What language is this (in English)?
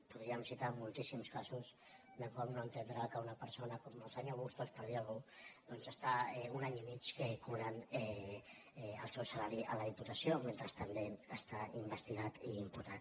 Catalan